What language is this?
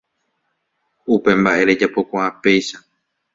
Guarani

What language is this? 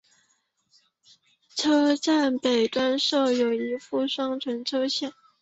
Chinese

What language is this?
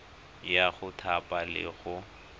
Tswana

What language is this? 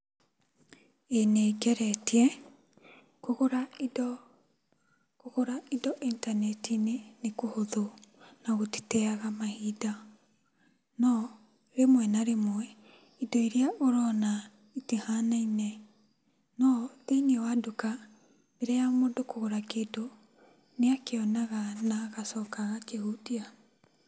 Kikuyu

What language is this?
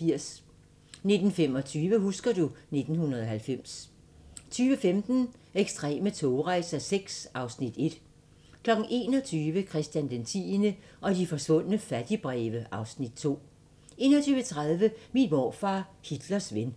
Danish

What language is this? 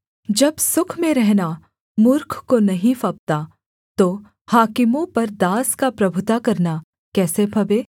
Hindi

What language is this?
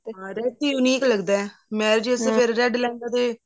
Punjabi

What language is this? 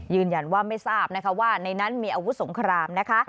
Thai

